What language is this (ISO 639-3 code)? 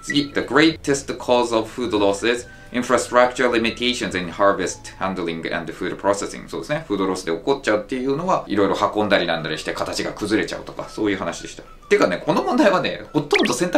jpn